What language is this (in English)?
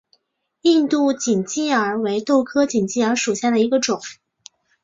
Chinese